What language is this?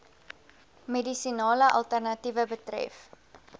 Afrikaans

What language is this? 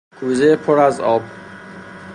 Persian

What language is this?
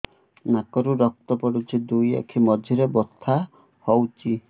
Odia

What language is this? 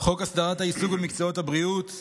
Hebrew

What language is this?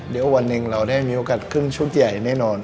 Thai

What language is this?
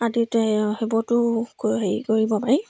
Assamese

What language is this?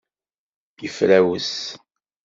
Kabyle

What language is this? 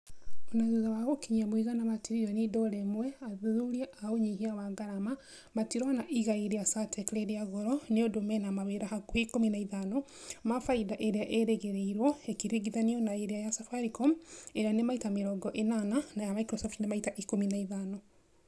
Kikuyu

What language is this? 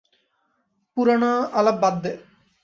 Bangla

